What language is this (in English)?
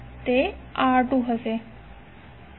Gujarati